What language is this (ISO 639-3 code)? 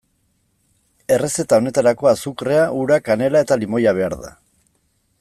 eus